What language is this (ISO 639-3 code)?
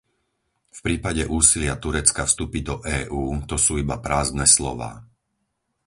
slk